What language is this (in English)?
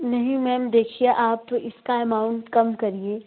Hindi